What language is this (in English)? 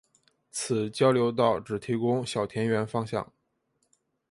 Chinese